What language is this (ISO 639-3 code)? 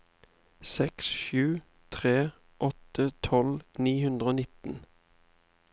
nor